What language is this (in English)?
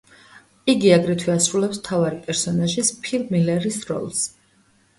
Georgian